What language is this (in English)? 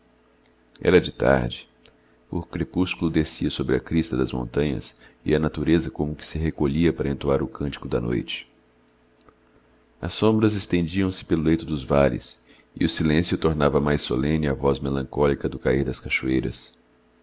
Portuguese